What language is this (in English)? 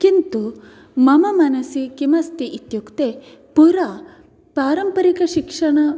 Sanskrit